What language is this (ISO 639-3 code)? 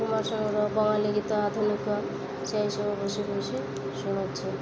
ori